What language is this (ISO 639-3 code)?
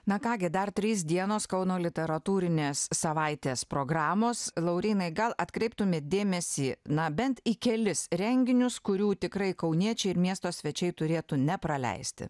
lit